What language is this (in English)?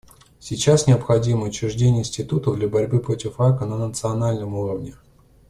Russian